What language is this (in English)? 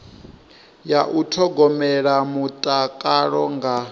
Venda